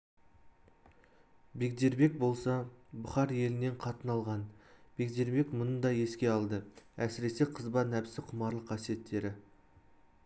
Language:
Kazakh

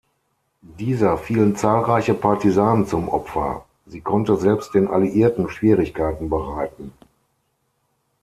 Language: German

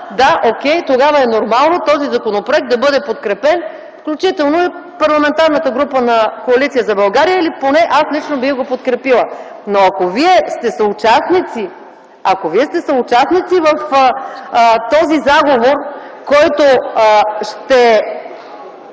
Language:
Bulgarian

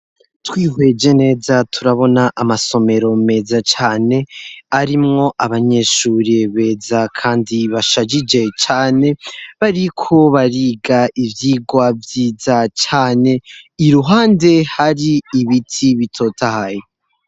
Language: Rundi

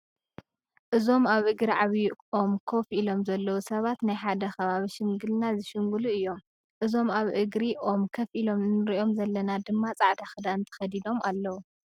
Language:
Tigrinya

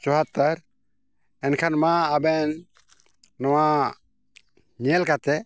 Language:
Santali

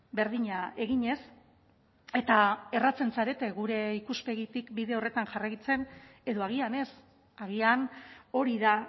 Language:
Basque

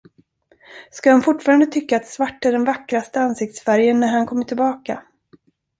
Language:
Swedish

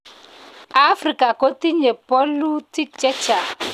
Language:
Kalenjin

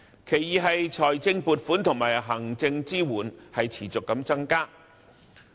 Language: Cantonese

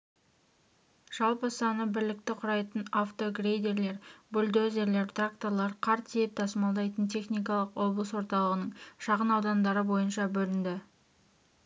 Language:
Kazakh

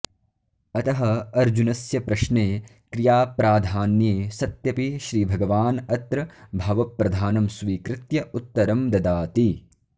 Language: Sanskrit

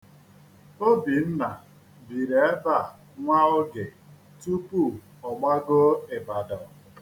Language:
Igbo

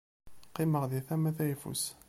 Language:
Kabyle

